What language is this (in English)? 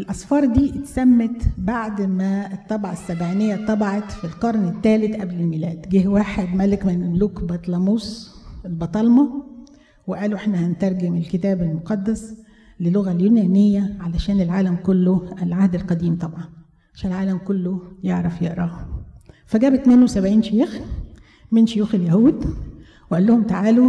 Arabic